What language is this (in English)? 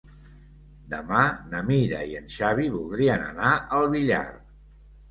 Catalan